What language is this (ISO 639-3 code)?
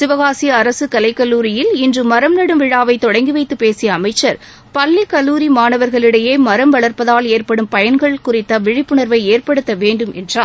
tam